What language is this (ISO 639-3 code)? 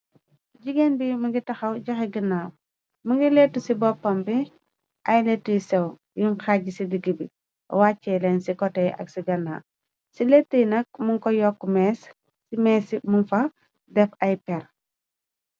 wol